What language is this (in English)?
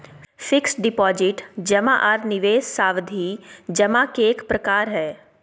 Magahi